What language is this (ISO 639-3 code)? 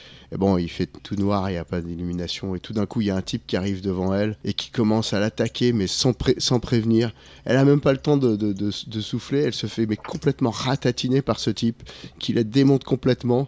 fra